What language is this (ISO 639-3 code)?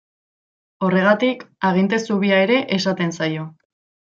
eus